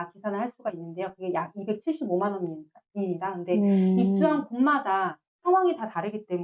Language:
Korean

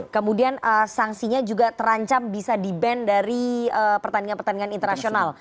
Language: Indonesian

